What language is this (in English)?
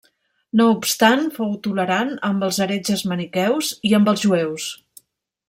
Catalan